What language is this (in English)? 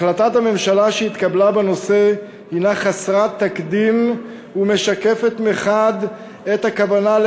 Hebrew